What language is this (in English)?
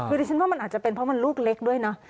Thai